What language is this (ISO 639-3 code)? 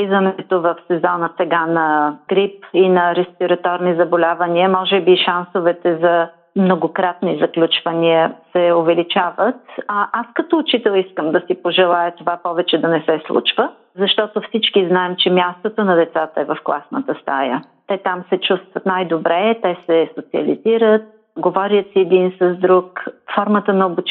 bul